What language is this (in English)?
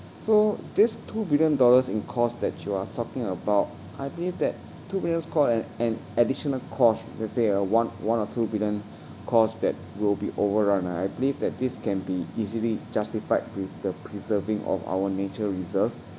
English